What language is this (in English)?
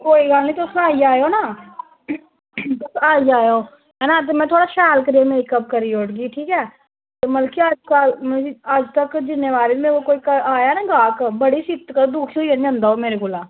Dogri